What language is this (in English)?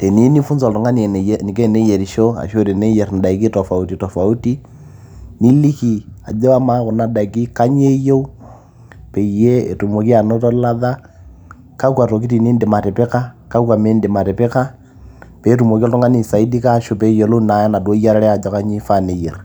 Masai